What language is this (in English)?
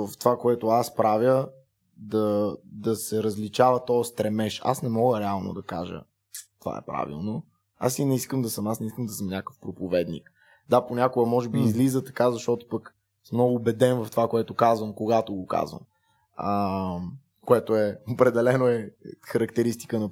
Bulgarian